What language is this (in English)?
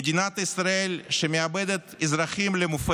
Hebrew